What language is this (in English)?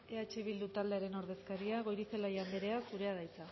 Basque